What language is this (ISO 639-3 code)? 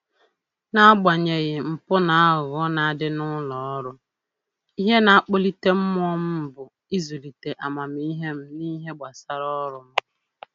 ibo